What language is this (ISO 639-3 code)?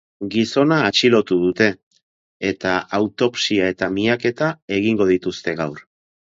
eus